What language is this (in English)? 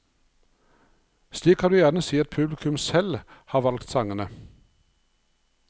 Norwegian